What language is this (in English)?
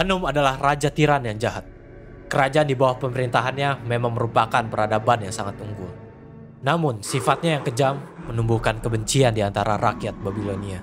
Indonesian